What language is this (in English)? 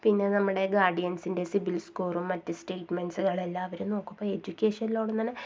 Malayalam